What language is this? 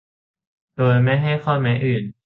Thai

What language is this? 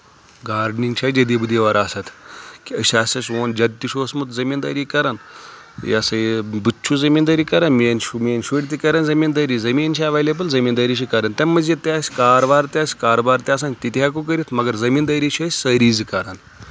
Kashmiri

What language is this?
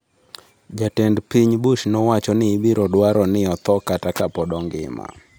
Luo (Kenya and Tanzania)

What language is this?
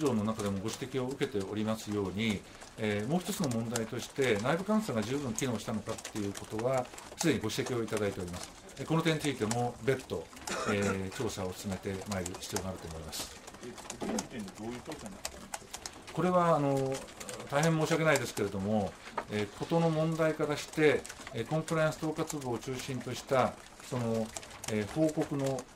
Japanese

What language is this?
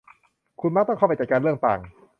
Thai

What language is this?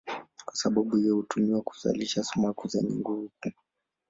Swahili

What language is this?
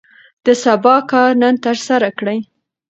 Pashto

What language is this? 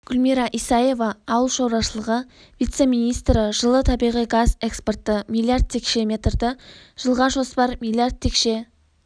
Kazakh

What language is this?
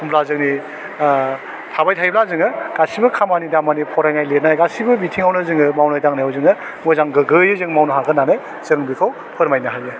Bodo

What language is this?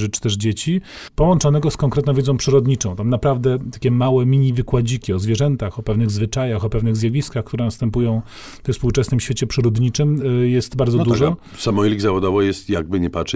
Polish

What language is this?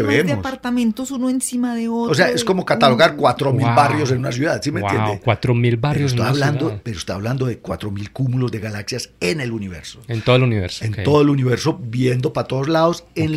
Spanish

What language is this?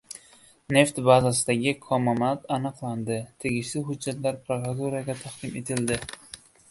Uzbek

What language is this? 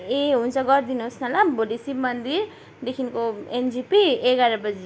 Nepali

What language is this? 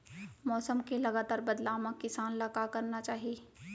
Chhattisgarhi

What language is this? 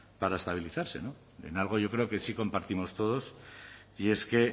Spanish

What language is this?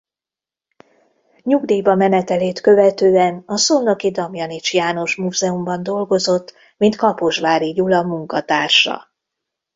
Hungarian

